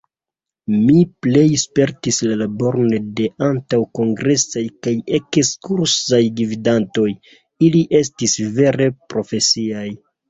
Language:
Esperanto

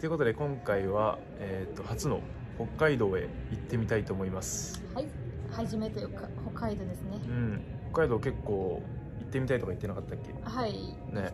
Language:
Japanese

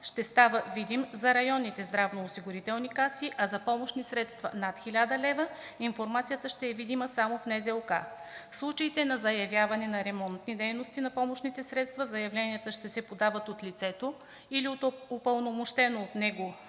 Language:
Bulgarian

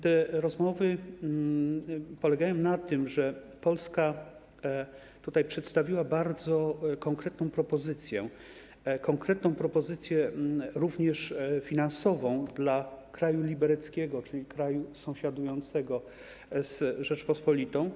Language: Polish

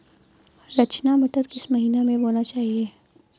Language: Hindi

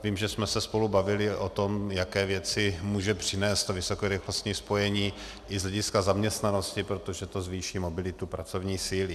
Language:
Czech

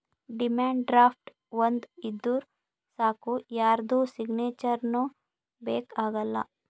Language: Kannada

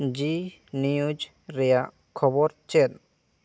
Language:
Santali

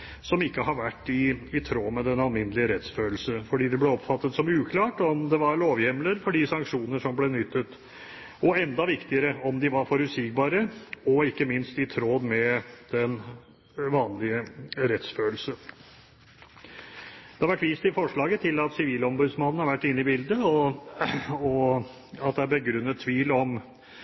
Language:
Norwegian Bokmål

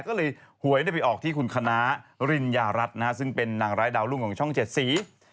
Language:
Thai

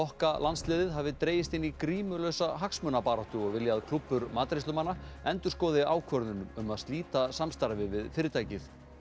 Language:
Icelandic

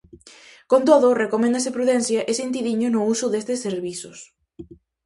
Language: Galician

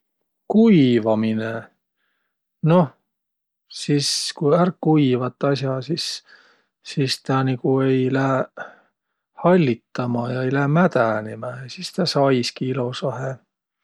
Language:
Võro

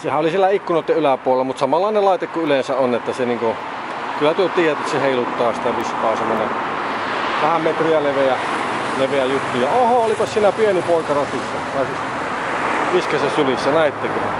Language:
Finnish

